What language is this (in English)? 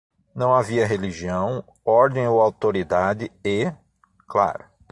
Portuguese